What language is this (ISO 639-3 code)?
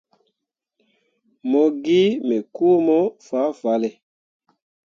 mua